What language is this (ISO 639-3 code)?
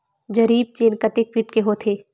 hne